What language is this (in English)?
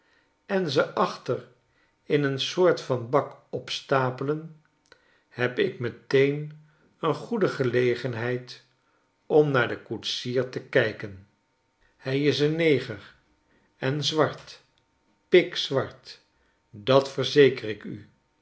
Dutch